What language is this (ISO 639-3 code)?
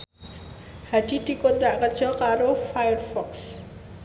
jav